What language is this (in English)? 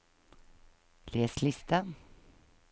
Norwegian